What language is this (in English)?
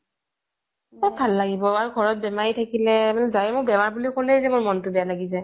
Assamese